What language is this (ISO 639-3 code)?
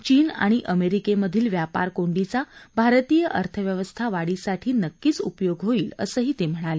mar